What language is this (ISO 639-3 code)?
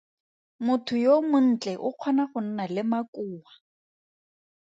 tsn